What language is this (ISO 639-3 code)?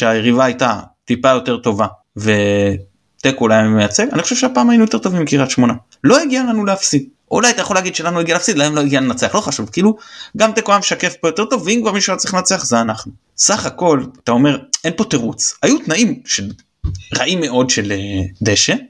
heb